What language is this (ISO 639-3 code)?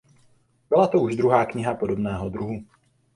ces